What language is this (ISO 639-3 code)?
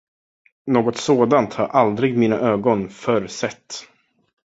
swe